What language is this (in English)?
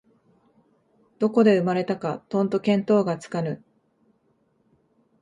Japanese